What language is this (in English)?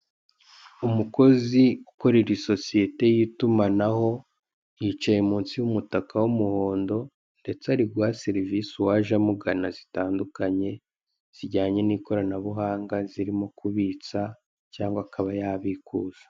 Kinyarwanda